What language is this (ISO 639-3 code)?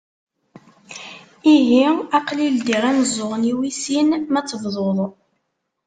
kab